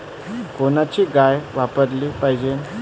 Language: Marathi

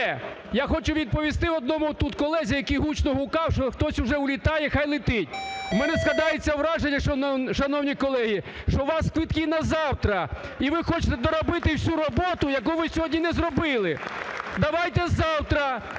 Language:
Ukrainian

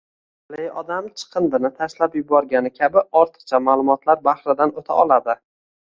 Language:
Uzbek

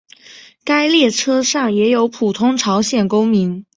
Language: Chinese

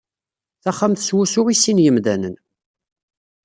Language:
Kabyle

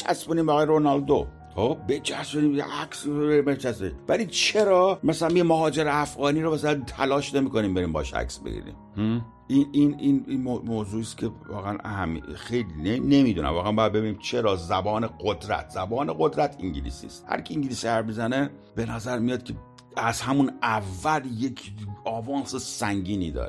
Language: Persian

